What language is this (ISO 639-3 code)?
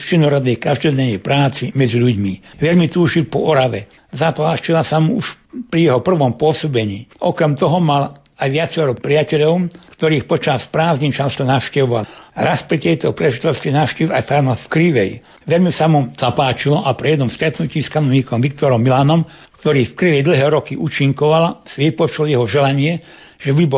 slk